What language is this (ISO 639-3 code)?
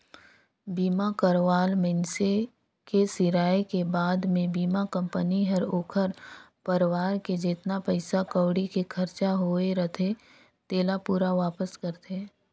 hne